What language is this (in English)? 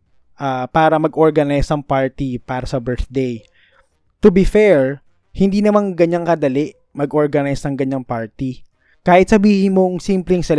Filipino